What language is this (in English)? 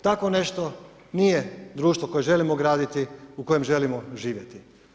Croatian